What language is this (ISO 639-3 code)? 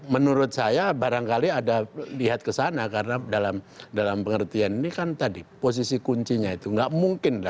ind